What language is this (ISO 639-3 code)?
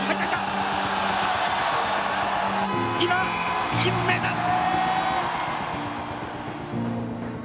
jpn